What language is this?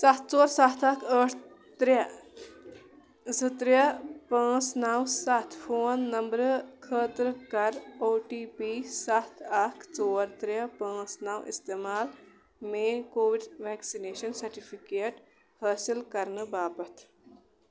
Kashmiri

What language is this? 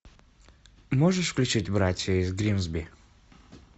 Russian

